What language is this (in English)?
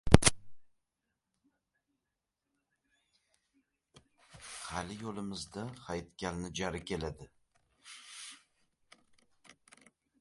Uzbek